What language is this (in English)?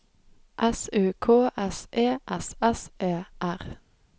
Norwegian